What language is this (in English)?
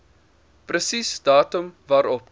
Afrikaans